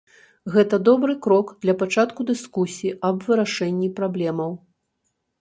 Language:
Belarusian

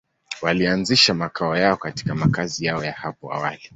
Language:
Swahili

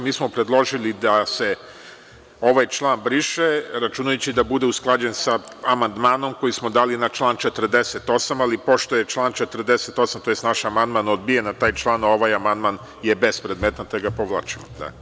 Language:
Serbian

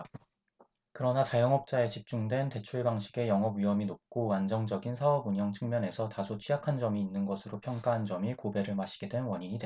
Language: Korean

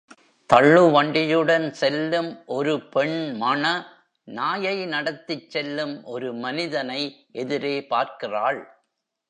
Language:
Tamil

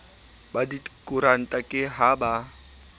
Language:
Southern Sotho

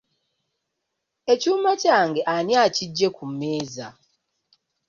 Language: Ganda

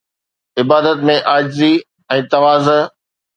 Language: Sindhi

